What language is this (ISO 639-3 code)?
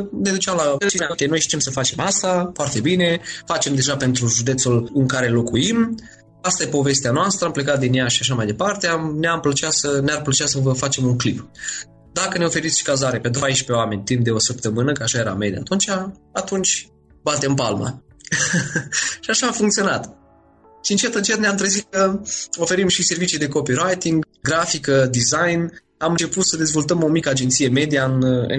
ron